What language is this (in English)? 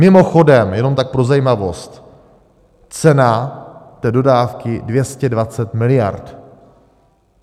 Czech